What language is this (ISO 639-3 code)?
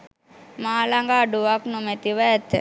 sin